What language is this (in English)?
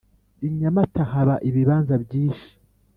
Kinyarwanda